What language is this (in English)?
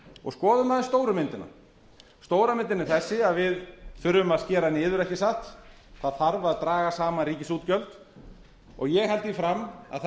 Icelandic